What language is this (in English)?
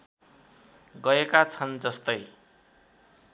Nepali